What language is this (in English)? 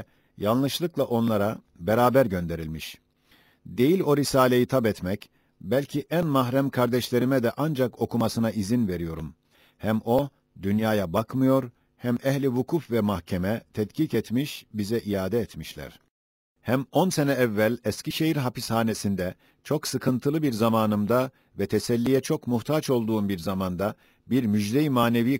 Turkish